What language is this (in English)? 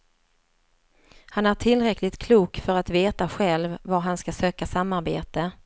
Swedish